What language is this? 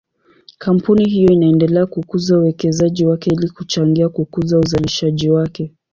Swahili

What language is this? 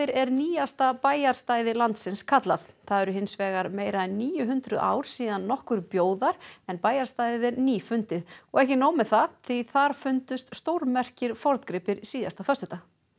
Icelandic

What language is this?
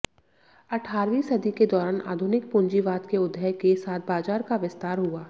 Hindi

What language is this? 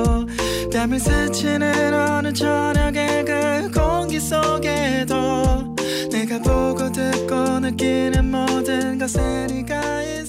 Korean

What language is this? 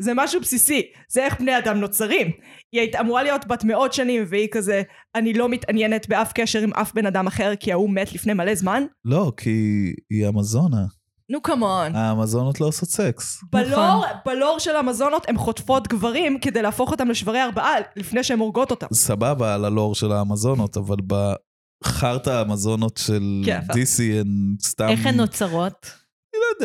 Hebrew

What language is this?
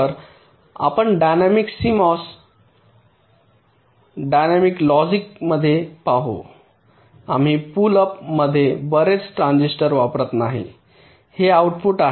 Marathi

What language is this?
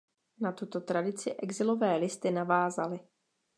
Czech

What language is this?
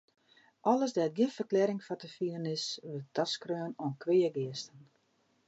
Western Frisian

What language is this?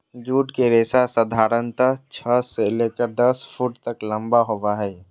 Magahi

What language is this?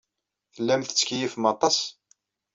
Kabyle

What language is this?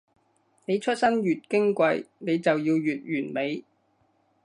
Cantonese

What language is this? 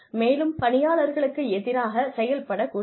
Tamil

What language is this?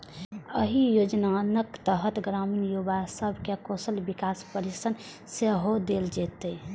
Maithili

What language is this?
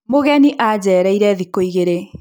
Kikuyu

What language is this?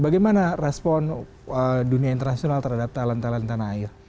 Indonesian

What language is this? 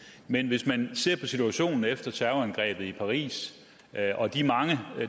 Danish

